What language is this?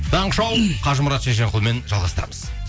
Kazakh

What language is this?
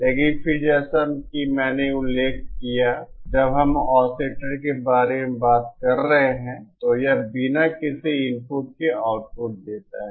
Hindi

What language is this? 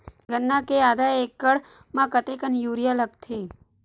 Chhattisgarhi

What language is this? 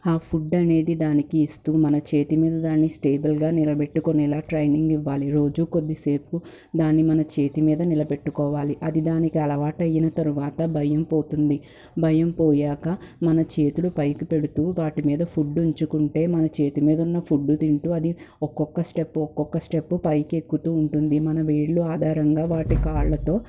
Telugu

